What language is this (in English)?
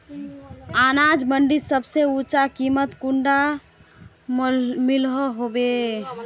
Magahi